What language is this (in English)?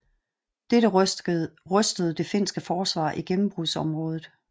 Danish